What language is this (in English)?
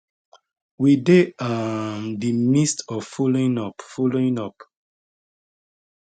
Nigerian Pidgin